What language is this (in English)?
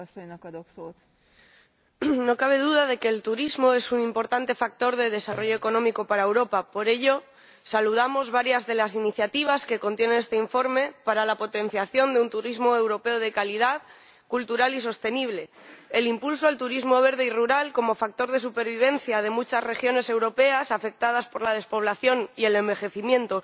Spanish